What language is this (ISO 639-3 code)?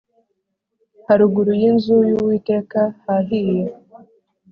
kin